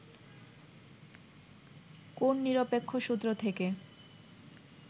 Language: Bangla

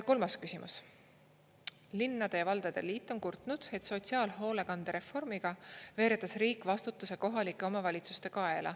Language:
Estonian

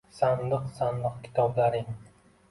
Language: Uzbek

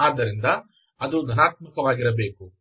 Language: Kannada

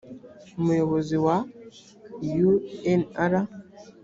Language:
Kinyarwanda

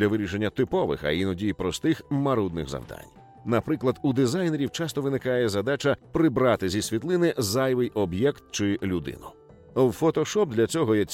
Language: Ukrainian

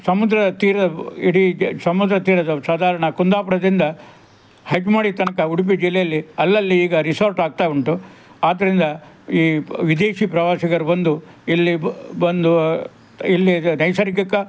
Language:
Kannada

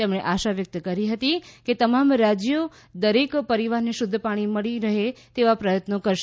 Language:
Gujarati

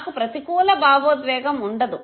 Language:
Telugu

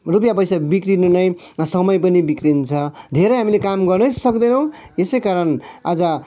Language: Nepali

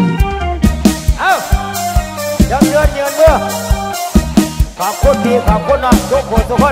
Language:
Thai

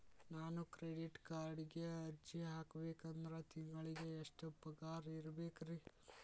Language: Kannada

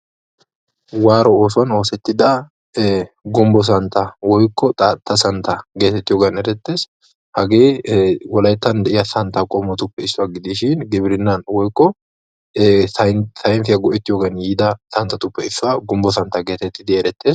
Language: Wolaytta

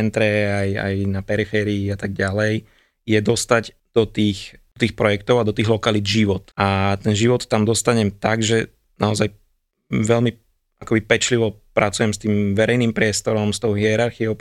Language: Slovak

